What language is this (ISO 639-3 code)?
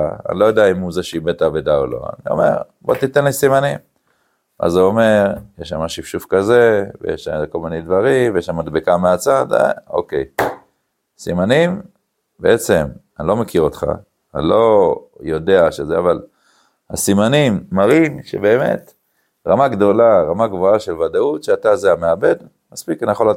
heb